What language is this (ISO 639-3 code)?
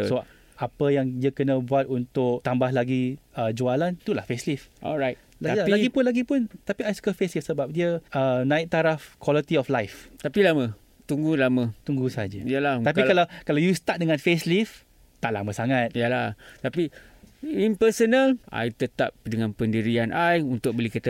msa